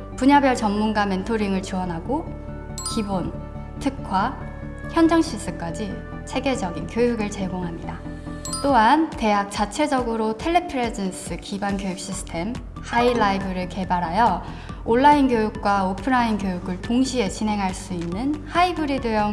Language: Korean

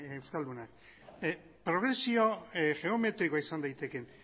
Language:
Basque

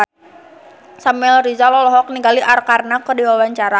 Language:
Sundanese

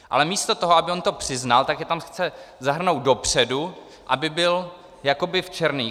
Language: Czech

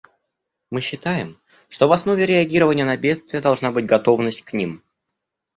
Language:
Russian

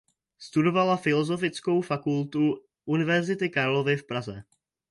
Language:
Czech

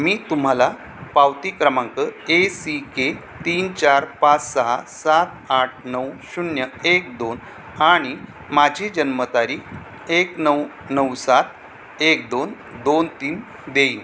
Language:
Marathi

